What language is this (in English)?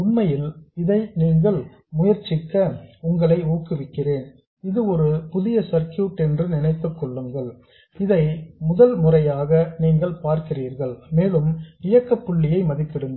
Tamil